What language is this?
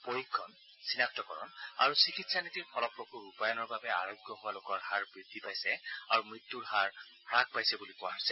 Assamese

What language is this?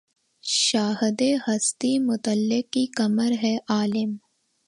Urdu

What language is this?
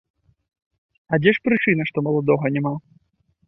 Belarusian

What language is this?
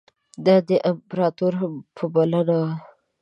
Pashto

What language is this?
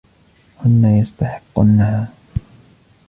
Arabic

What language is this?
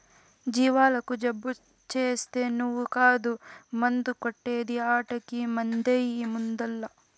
Telugu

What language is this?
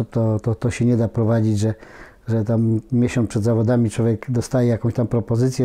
Polish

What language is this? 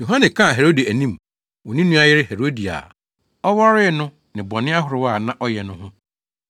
Akan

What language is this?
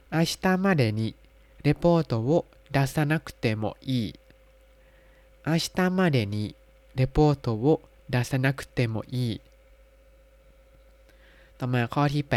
Thai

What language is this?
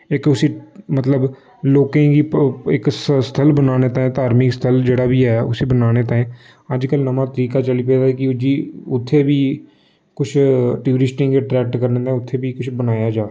Dogri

